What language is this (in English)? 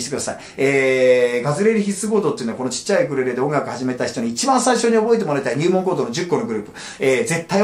Japanese